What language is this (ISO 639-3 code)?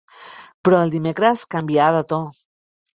cat